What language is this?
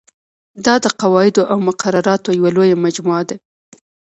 Pashto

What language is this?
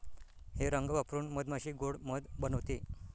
Marathi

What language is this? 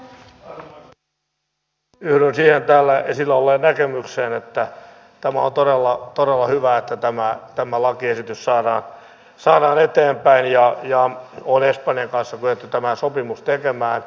Finnish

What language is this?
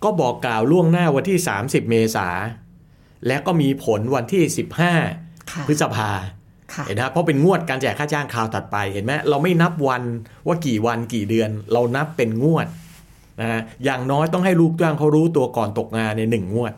Thai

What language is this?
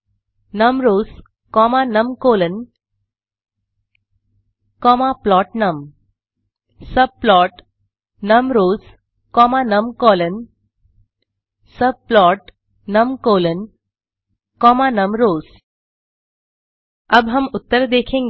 Hindi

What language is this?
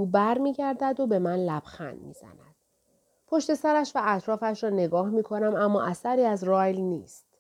Persian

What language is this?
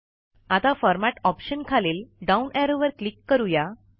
Marathi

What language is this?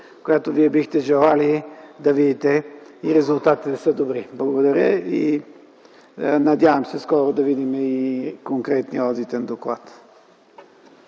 Bulgarian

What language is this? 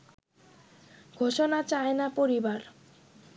Bangla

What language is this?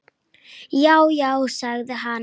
Icelandic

